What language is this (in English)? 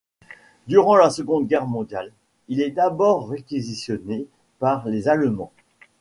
French